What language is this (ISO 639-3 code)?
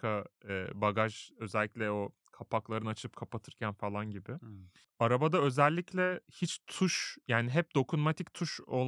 tur